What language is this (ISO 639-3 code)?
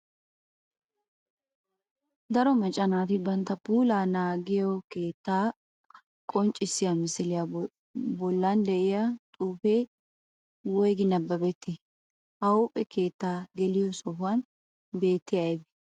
wal